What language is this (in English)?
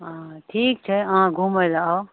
Maithili